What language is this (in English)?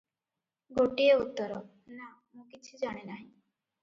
Odia